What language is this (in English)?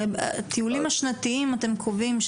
Hebrew